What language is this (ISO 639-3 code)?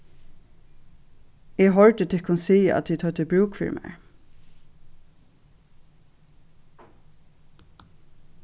fao